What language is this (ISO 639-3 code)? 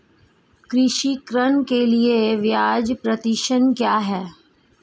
hin